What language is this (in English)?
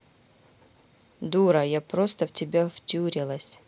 Russian